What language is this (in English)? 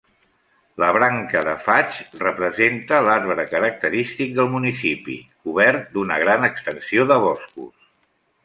Catalan